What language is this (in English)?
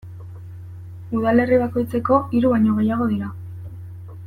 Basque